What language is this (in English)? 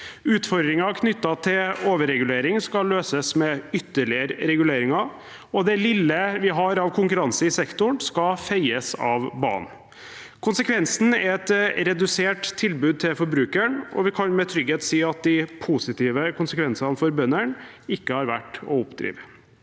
Norwegian